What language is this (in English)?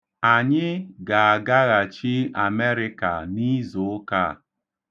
Igbo